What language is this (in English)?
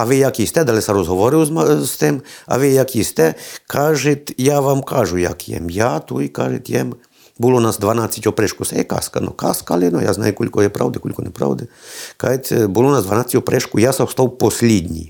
Ukrainian